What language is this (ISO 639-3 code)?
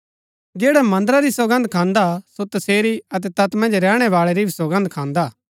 gbk